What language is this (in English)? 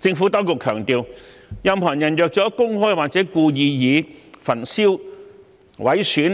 Cantonese